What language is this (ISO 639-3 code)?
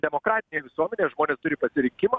lit